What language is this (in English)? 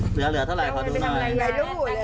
Thai